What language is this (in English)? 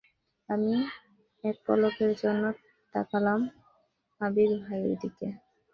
Bangla